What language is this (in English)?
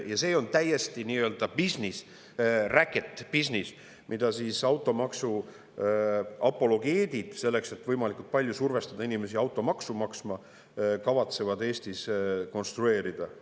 Estonian